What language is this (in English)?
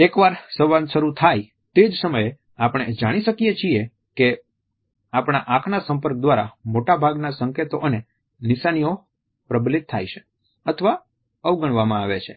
Gujarati